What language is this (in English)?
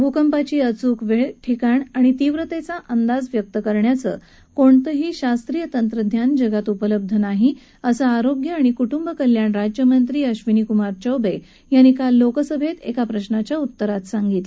Marathi